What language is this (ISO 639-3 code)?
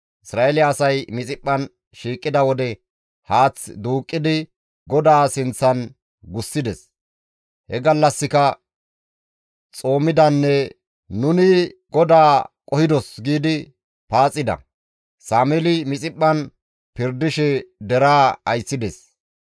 gmv